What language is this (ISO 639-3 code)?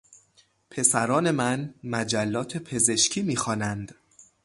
fas